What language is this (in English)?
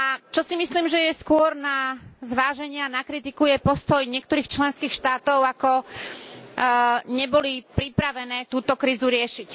Slovak